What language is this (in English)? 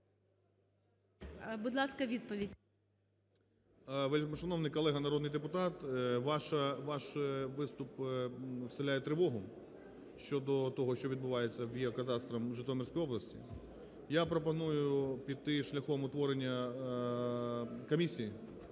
Ukrainian